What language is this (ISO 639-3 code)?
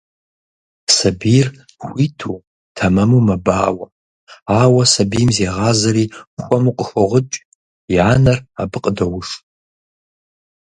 kbd